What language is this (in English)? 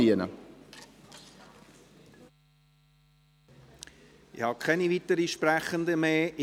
Swiss German